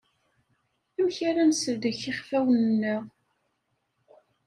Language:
Kabyle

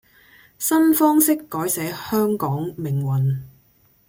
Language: Cantonese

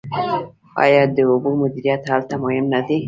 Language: Pashto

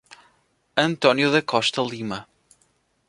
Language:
Portuguese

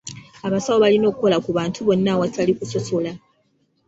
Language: Ganda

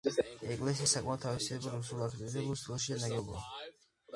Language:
Georgian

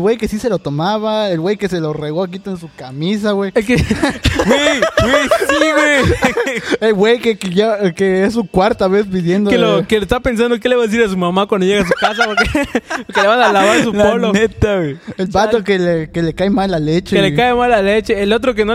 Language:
Spanish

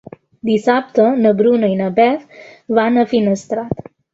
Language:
Catalan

